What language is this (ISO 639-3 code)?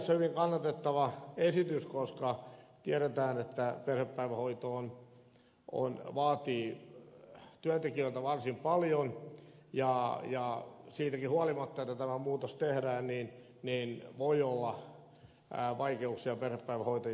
fin